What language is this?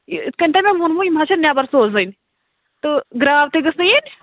Kashmiri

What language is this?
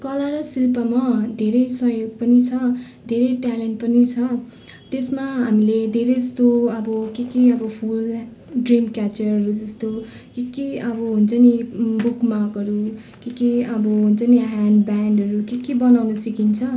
Nepali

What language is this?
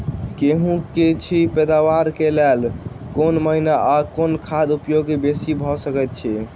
Maithili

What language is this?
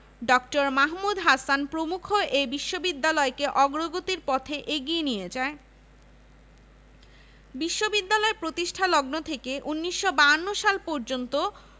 Bangla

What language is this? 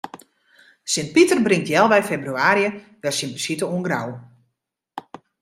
Western Frisian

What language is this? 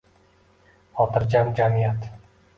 Uzbek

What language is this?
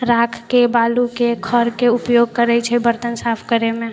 Maithili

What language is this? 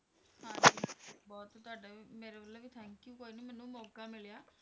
Punjabi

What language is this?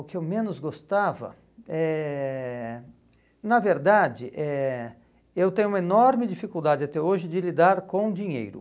Portuguese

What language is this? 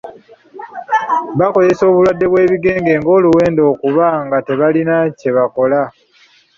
Ganda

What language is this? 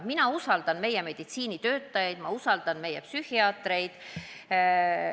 Estonian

